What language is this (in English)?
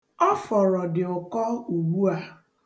Igbo